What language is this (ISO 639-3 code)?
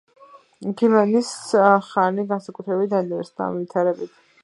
kat